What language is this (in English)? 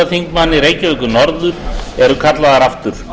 Icelandic